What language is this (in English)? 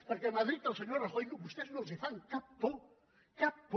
Catalan